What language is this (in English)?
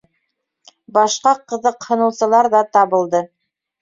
Bashkir